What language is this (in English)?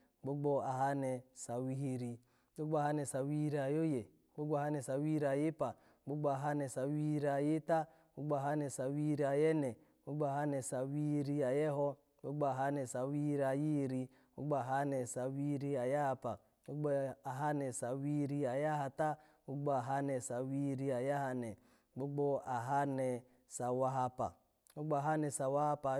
Alago